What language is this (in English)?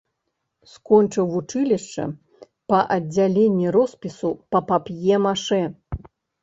Belarusian